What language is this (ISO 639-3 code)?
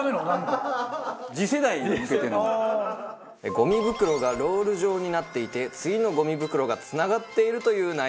jpn